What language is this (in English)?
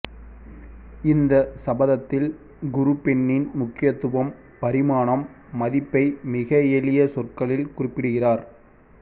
Tamil